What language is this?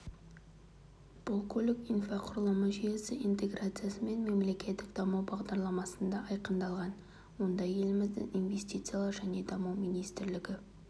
Kazakh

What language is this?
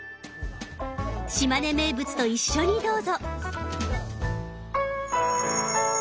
Japanese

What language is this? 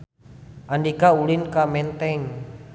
Sundanese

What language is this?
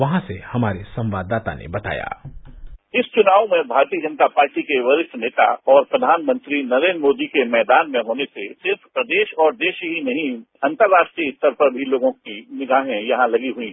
Hindi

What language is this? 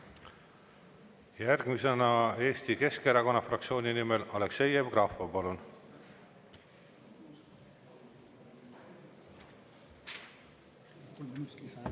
Estonian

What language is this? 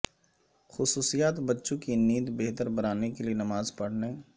Urdu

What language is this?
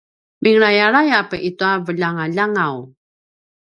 Paiwan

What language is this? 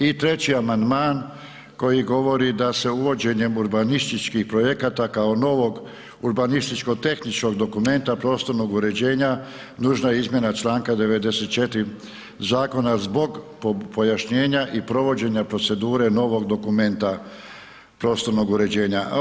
Croatian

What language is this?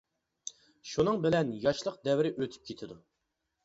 Uyghur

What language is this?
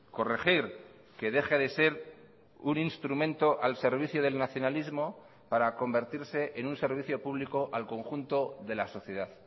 Spanish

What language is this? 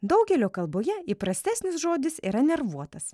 Lithuanian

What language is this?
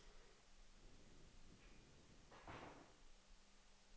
Danish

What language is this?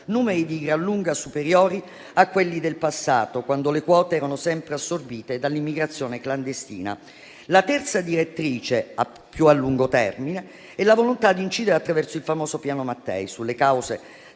Italian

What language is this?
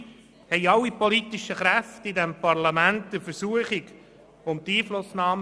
Swiss German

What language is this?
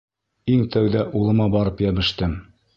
Bashkir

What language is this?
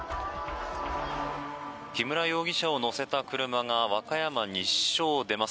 Japanese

